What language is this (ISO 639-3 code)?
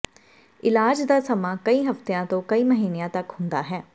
pan